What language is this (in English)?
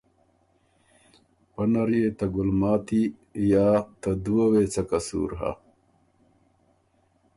Ormuri